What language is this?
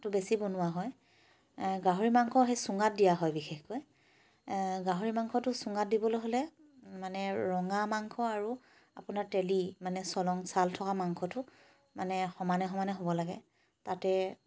Assamese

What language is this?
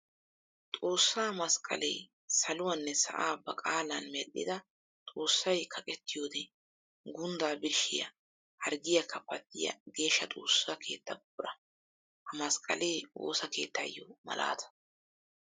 Wolaytta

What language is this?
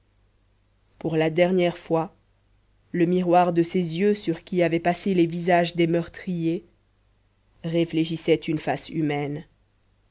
French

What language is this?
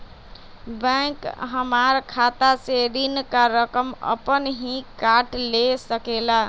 Magahi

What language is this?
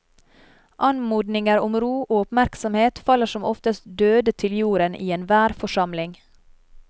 Norwegian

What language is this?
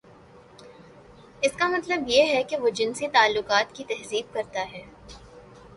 Urdu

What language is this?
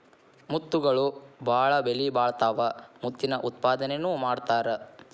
Kannada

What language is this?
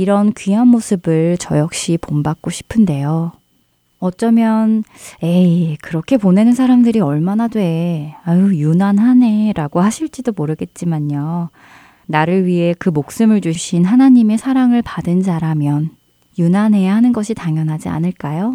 Korean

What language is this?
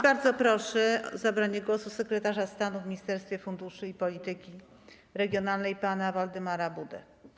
Polish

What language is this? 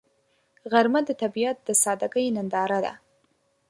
Pashto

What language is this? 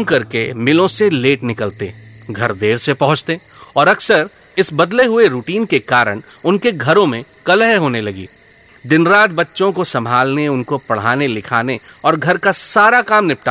Hindi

